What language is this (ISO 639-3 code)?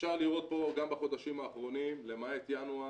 heb